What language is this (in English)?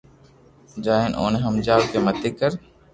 Loarki